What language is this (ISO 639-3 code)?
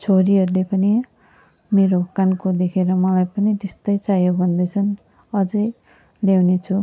nep